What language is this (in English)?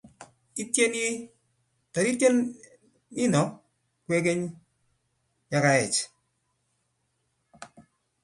Kalenjin